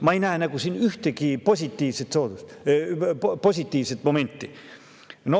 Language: Estonian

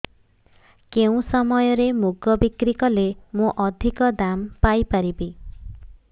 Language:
Odia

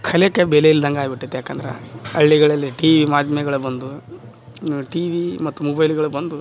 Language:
Kannada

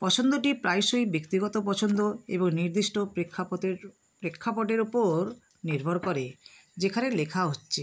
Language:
Bangla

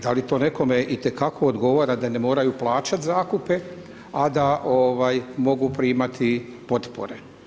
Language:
Croatian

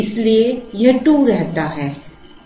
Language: Hindi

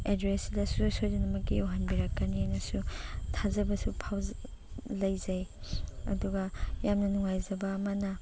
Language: Manipuri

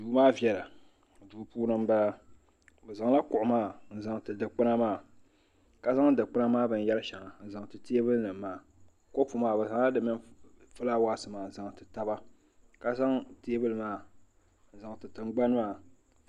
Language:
Dagbani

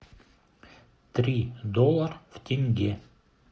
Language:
Russian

